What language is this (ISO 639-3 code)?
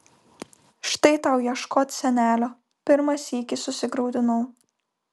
lit